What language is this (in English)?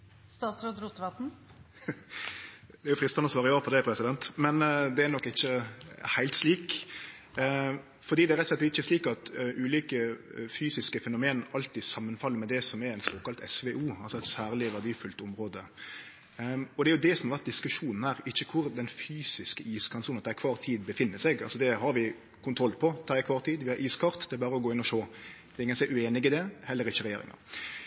Norwegian Nynorsk